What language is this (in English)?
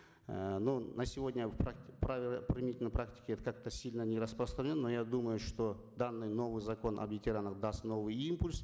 Kazakh